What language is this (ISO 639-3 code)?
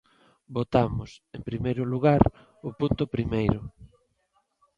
glg